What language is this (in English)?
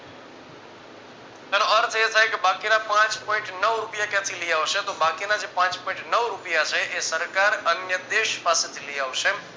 Gujarati